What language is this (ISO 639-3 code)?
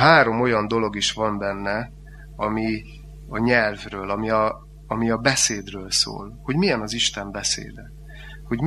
hun